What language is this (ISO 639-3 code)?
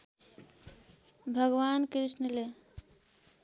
nep